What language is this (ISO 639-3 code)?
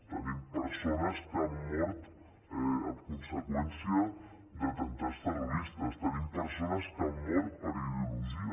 cat